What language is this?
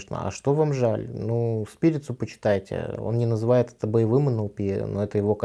Russian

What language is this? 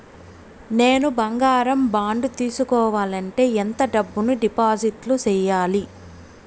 Telugu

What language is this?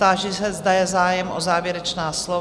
Czech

